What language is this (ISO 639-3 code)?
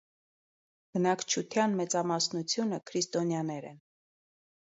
hye